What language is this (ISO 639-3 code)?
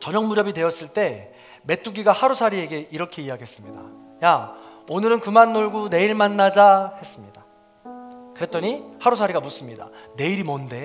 kor